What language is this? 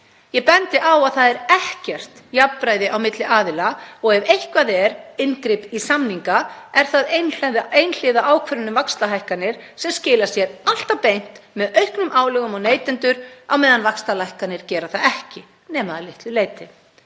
Icelandic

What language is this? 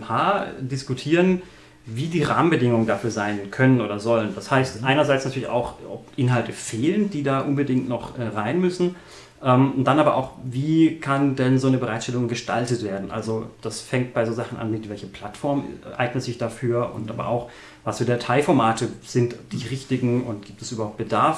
German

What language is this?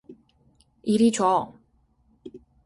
Korean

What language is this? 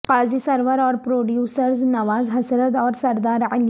Urdu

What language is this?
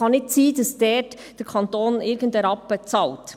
Swiss German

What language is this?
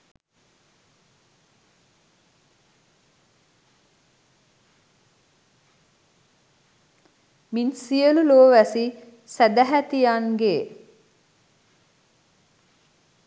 Sinhala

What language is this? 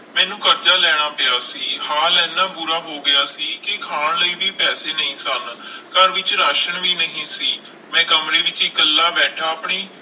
Punjabi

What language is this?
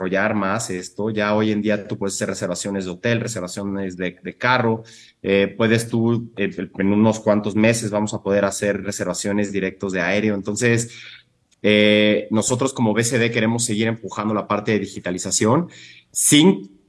Spanish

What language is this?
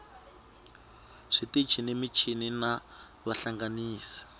Tsonga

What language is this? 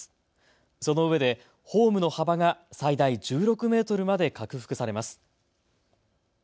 Japanese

